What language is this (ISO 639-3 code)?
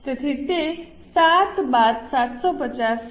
guj